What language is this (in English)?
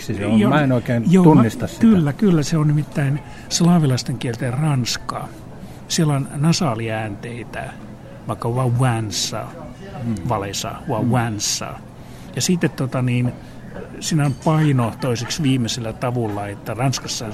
Finnish